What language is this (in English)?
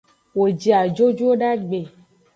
Aja (Benin)